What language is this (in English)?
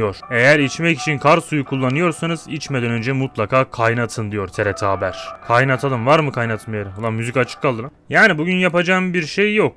Turkish